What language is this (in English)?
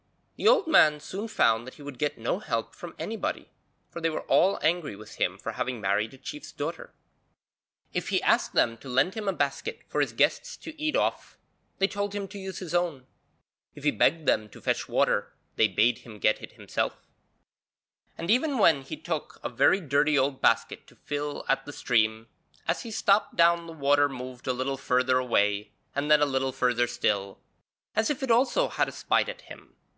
English